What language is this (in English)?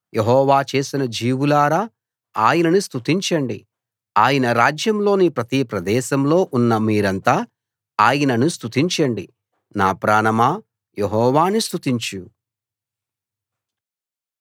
Telugu